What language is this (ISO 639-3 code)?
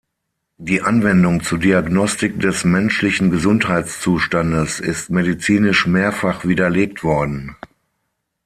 deu